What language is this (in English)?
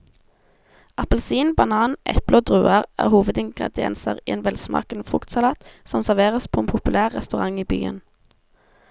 Norwegian